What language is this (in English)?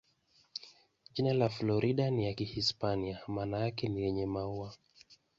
Swahili